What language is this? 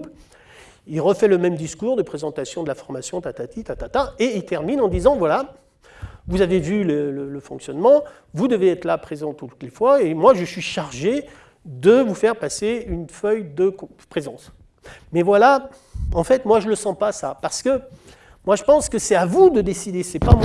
French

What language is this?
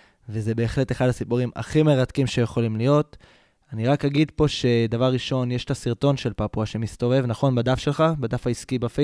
Hebrew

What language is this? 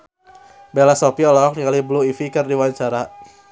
Sundanese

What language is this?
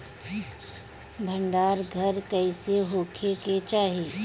Bhojpuri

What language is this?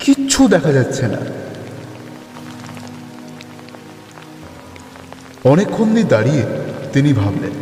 Bangla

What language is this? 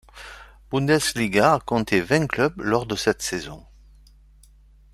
French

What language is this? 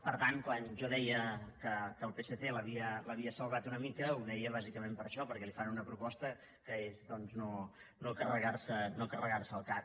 Catalan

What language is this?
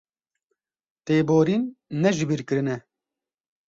Kurdish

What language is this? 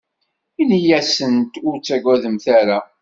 Kabyle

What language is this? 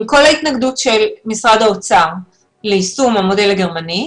Hebrew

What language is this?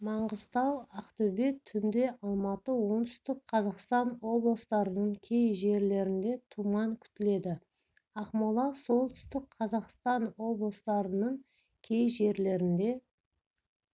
Kazakh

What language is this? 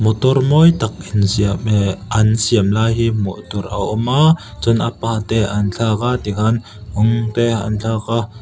Mizo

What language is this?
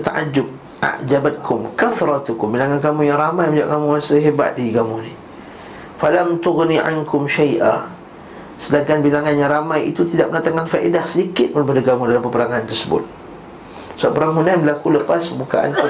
Malay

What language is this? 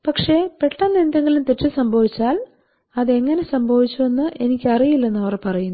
Malayalam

